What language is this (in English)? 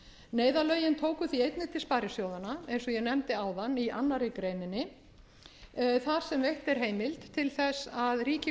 Icelandic